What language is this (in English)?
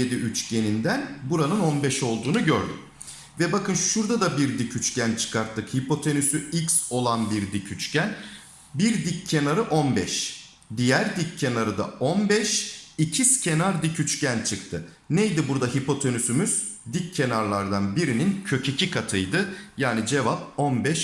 Turkish